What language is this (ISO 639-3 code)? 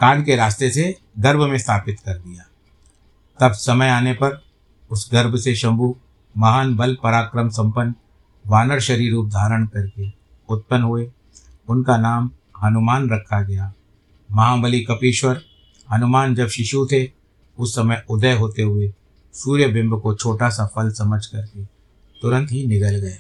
hin